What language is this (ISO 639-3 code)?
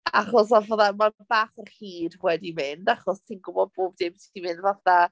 cym